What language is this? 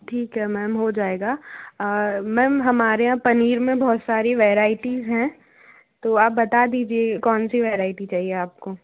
Hindi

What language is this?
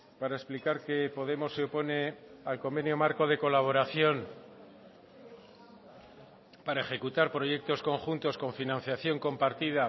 Spanish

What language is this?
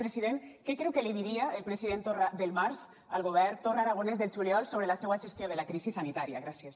Catalan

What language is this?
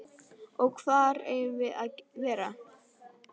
Icelandic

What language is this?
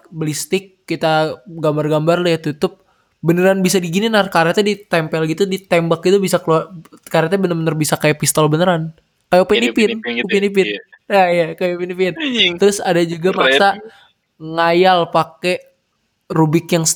Indonesian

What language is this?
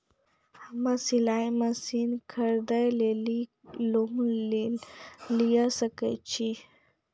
Maithili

